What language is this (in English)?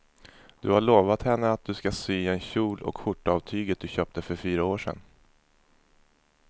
Swedish